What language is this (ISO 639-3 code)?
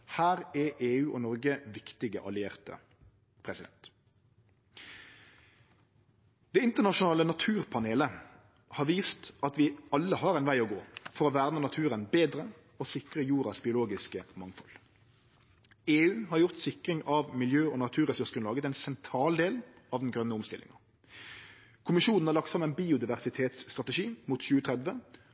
nno